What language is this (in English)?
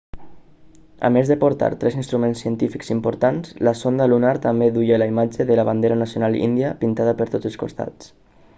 Catalan